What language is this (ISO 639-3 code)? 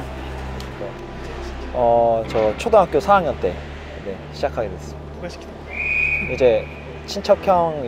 kor